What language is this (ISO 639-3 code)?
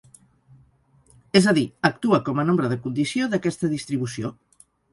cat